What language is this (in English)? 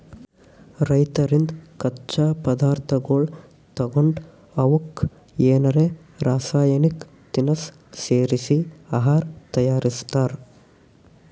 Kannada